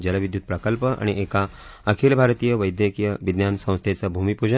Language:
Marathi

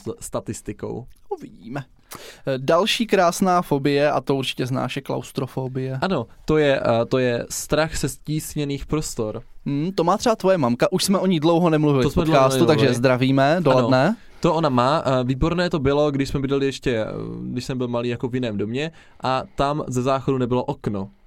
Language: Czech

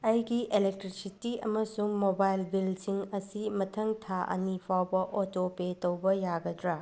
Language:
Manipuri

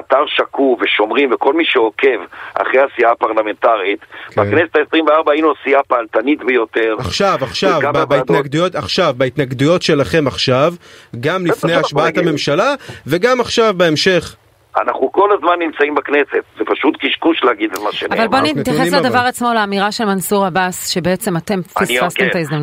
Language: Hebrew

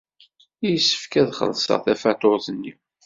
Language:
Kabyle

